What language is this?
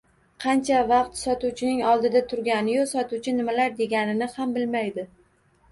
Uzbek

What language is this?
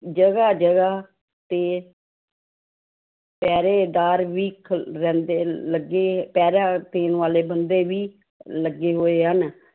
Punjabi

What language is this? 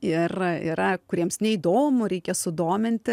Lithuanian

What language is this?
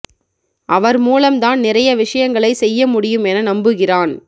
Tamil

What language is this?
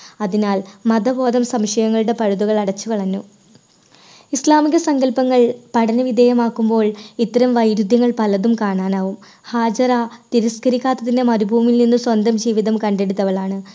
Malayalam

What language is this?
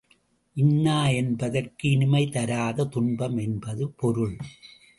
Tamil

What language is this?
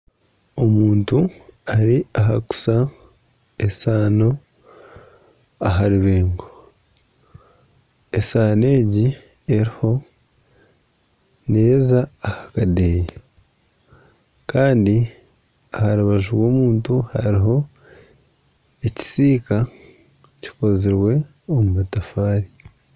Nyankole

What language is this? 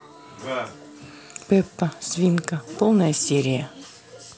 Russian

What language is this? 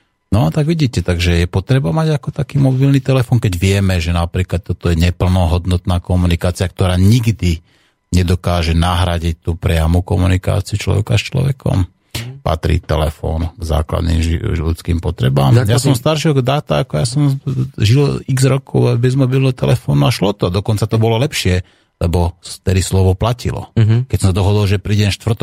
Slovak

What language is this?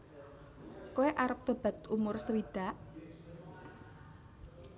Javanese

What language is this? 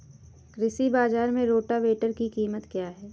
Hindi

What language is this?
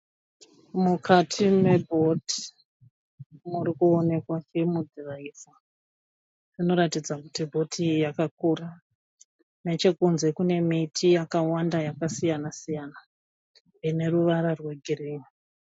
Shona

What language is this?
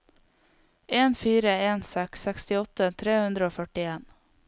Norwegian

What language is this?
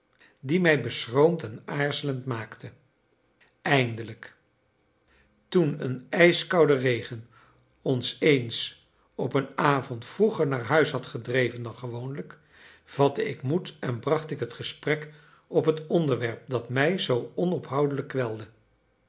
Dutch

